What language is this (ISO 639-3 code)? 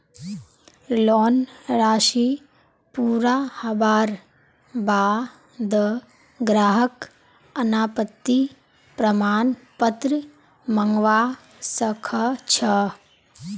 mag